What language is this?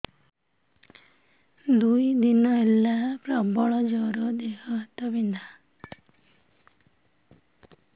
Odia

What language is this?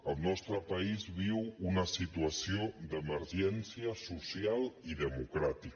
Catalan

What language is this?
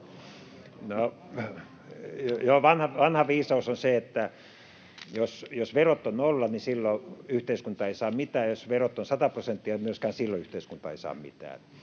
Finnish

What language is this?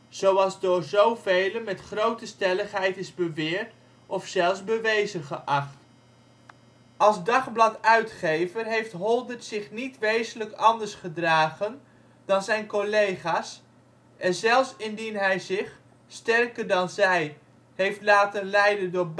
Dutch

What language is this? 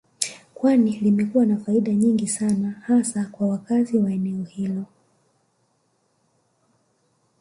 Swahili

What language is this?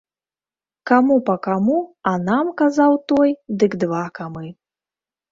Belarusian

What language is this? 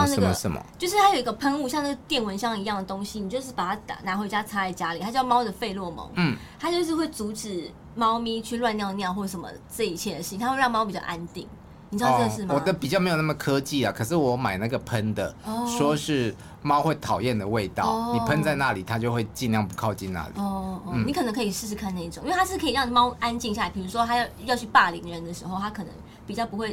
Chinese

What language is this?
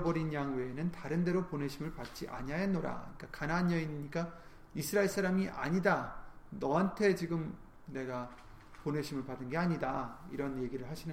Korean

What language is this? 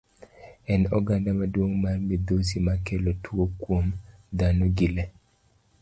Luo (Kenya and Tanzania)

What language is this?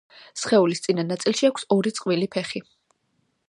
Georgian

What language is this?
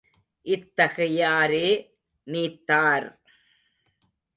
Tamil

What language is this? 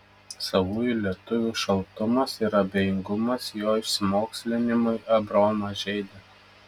Lithuanian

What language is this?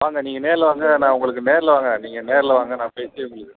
Tamil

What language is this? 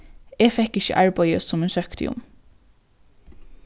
Faroese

